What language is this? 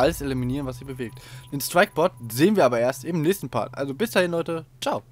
German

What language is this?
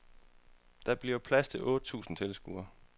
Danish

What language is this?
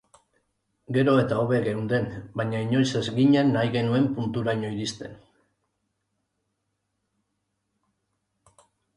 Basque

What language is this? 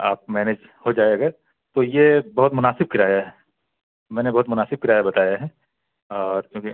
Urdu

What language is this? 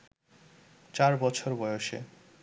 Bangla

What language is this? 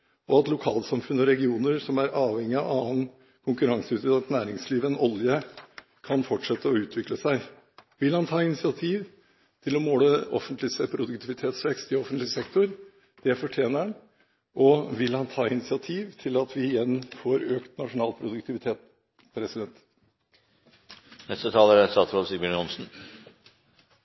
Norwegian Bokmål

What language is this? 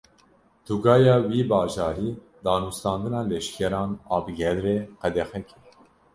Kurdish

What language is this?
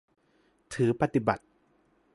Thai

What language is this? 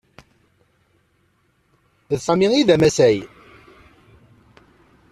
Kabyle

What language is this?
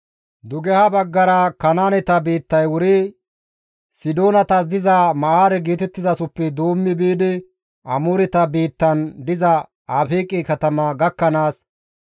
Gamo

